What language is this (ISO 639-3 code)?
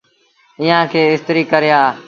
sbn